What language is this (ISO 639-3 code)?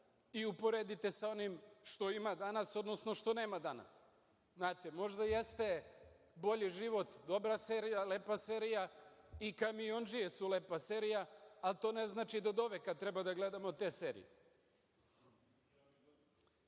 srp